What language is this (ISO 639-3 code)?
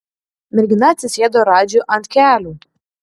lit